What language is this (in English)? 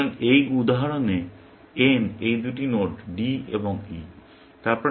Bangla